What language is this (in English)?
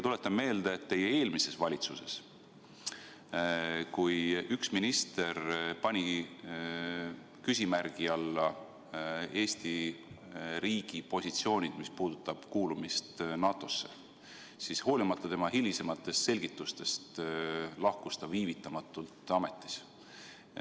Estonian